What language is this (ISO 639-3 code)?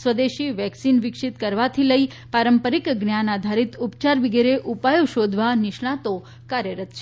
guj